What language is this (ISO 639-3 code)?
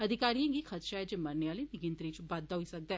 doi